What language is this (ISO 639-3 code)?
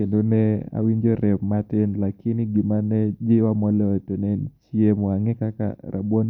luo